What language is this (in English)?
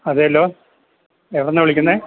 Malayalam